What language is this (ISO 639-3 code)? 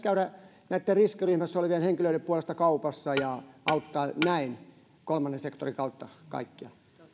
fin